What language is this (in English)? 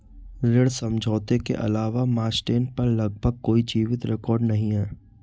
Hindi